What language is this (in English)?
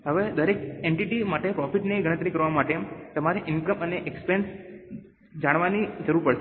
Gujarati